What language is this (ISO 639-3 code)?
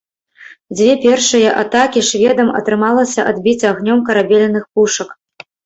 bel